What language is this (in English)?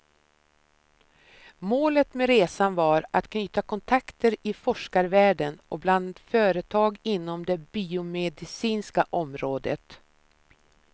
Swedish